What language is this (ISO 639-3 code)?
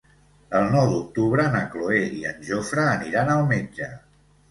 cat